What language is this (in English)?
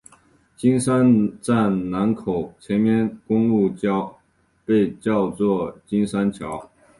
Chinese